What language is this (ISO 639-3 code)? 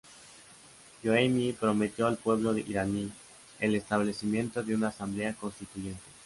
spa